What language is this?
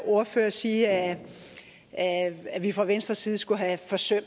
Danish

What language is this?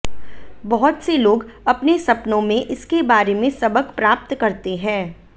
Hindi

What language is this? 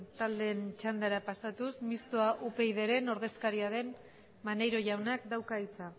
Basque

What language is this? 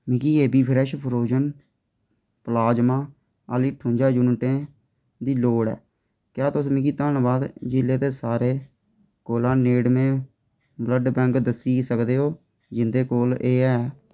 Dogri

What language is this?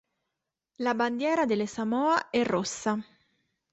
Italian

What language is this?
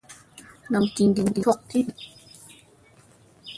Musey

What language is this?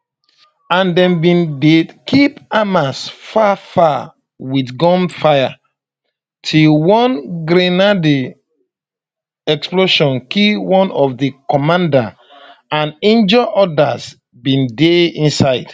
Nigerian Pidgin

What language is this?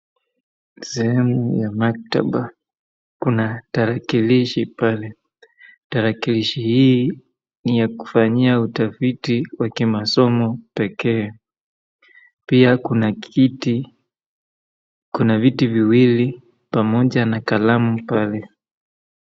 Swahili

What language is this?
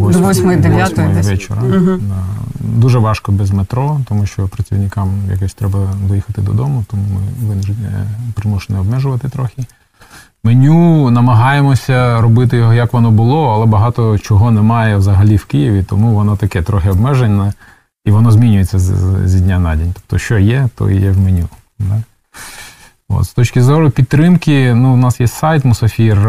Ukrainian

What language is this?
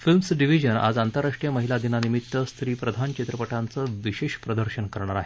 Marathi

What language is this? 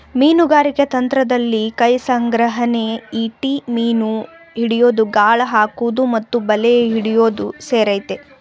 Kannada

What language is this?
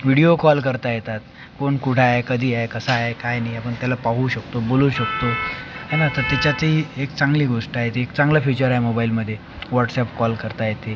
Marathi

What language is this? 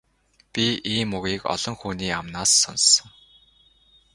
Mongolian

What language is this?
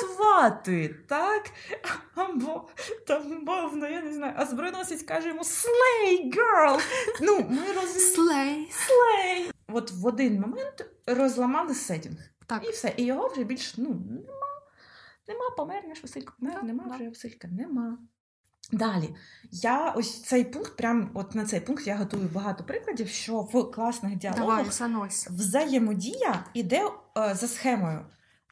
Ukrainian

